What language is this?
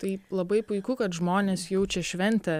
Lithuanian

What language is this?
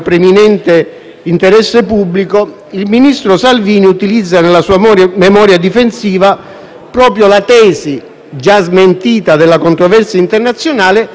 Italian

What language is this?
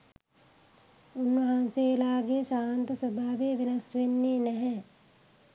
Sinhala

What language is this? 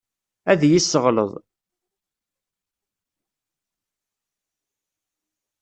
Kabyle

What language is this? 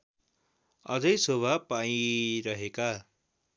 Nepali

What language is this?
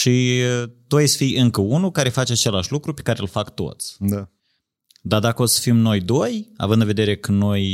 Romanian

